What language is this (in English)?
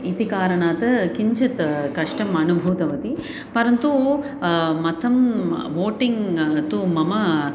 Sanskrit